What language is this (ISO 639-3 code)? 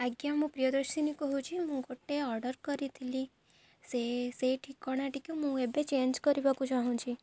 ori